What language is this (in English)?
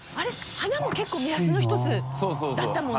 Japanese